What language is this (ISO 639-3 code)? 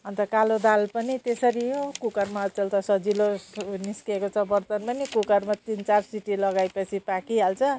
nep